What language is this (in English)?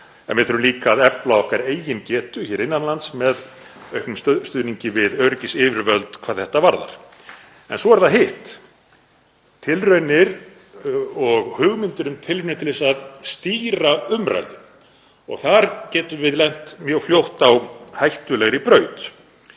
Icelandic